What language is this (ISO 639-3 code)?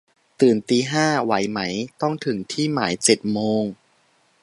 tha